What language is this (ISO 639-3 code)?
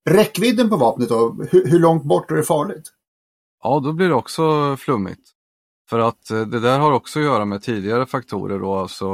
swe